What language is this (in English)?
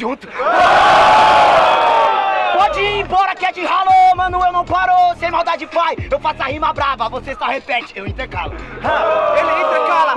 Portuguese